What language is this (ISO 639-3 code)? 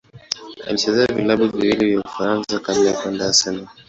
swa